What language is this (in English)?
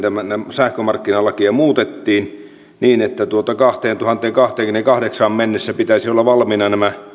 Finnish